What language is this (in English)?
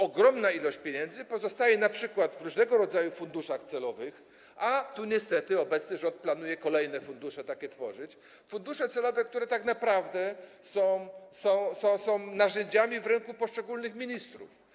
Polish